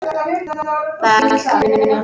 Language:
Icelandic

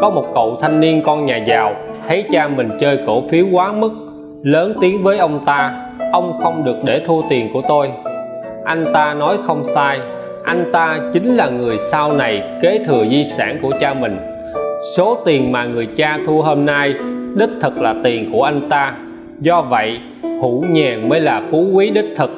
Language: Vietnamese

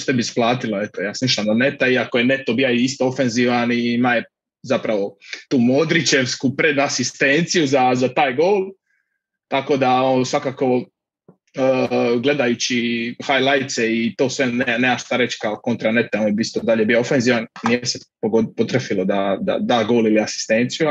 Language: Croatian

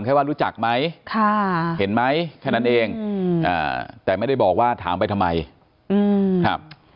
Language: Thai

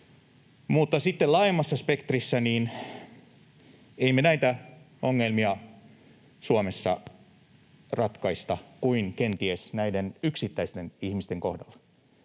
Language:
Finnish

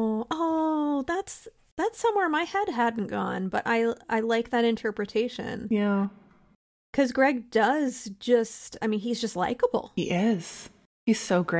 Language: English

